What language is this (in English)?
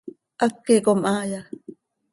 Seri